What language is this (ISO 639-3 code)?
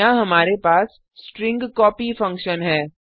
hin